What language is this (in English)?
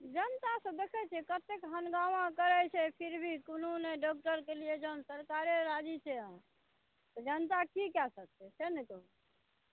Maithili